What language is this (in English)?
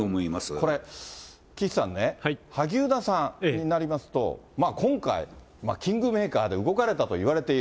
Japanese